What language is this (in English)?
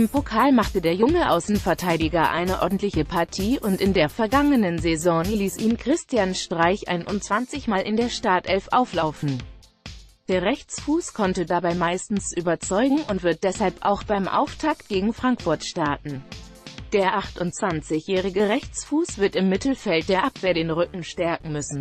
German